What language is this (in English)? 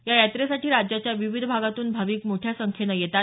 Marathi